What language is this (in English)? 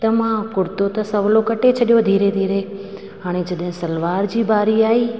Sindhi